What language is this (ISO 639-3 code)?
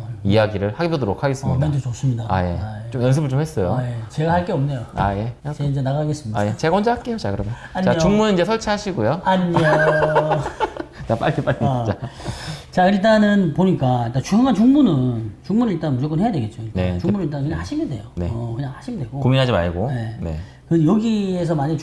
kor